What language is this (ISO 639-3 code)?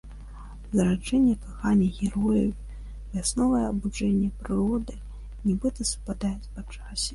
bel